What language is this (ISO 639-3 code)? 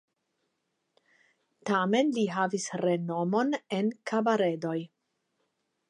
epo